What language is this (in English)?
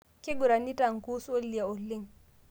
Masai